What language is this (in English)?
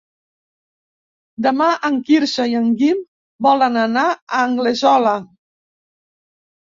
Catalan